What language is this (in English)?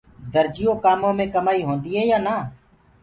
Gurgula